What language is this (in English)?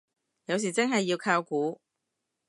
Cantonese